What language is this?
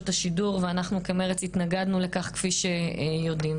Hebrew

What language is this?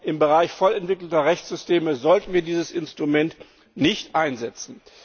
German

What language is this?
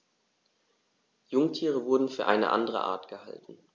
German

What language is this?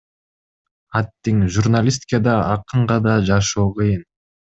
Kyrgyz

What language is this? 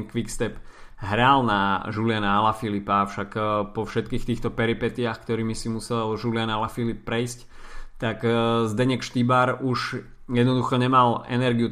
Slovak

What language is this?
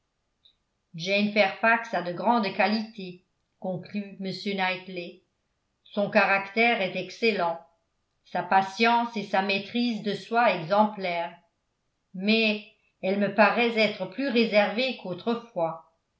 French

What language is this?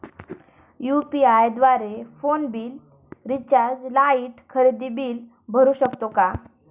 Marathi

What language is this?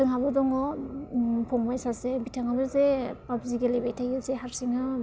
Bodo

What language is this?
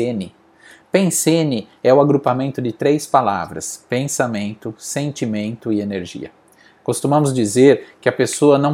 Portuguese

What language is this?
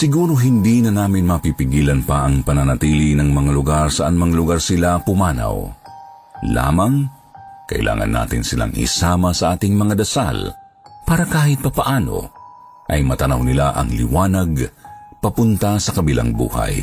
Filipino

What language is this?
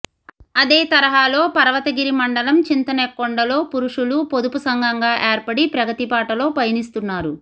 Telugu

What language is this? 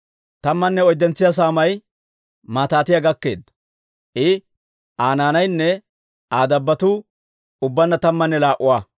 Dawro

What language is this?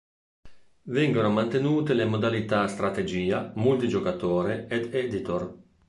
Italian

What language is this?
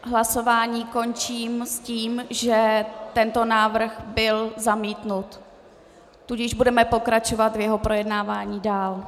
Czech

